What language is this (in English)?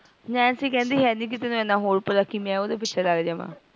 Punjabi